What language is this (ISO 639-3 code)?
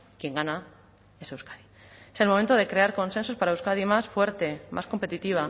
spa